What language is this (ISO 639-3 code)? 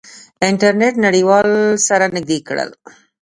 pus